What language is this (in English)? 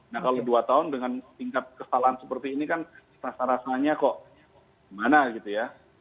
Indonesian